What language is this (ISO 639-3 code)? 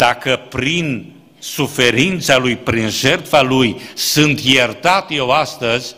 ron